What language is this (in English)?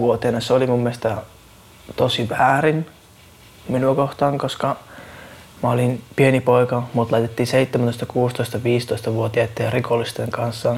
Finnish